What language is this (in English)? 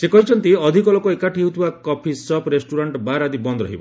Odia